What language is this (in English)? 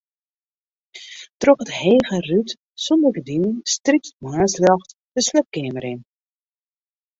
Western Frisian